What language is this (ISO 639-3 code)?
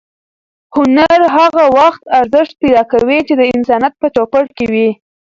pus